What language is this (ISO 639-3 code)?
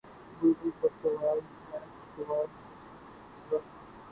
urd